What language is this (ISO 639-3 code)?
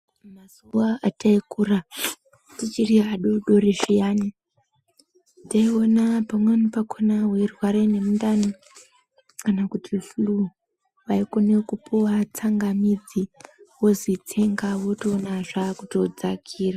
ndc